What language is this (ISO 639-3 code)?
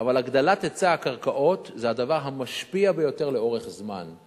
heb